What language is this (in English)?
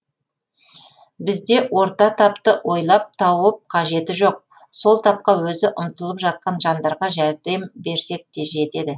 Kazakh